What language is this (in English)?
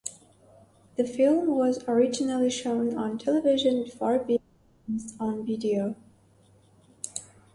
English